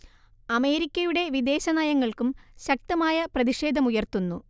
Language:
Malayalam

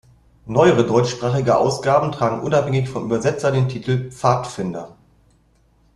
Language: German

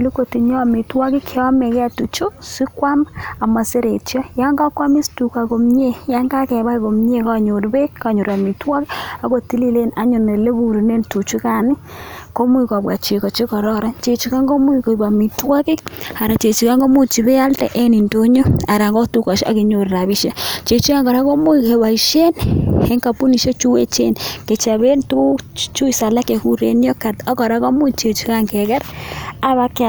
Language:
Kalenjin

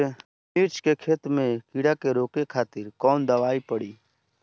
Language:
Bhojpuri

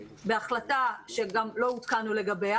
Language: Hebrew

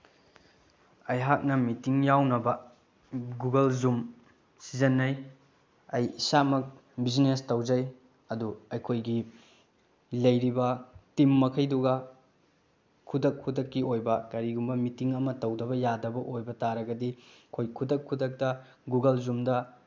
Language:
Manipuri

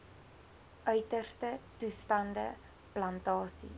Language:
Afrikaans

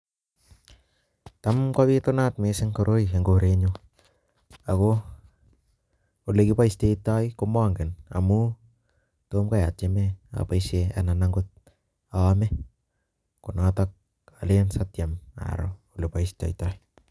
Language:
Kalenjin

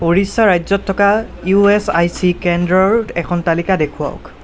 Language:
Assamese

